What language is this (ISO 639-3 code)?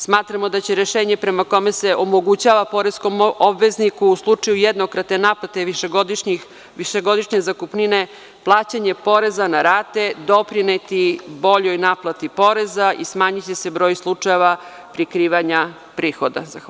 srp